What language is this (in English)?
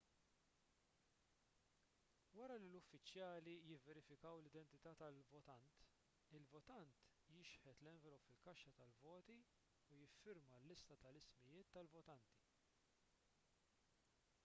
Maltese